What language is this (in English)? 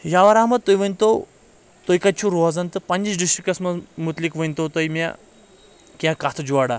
Kashmiri